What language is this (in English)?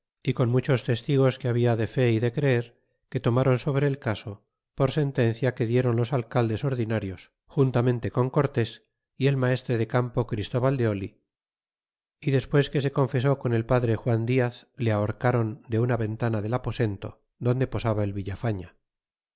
Spanish